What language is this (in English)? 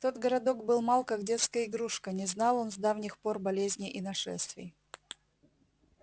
Russian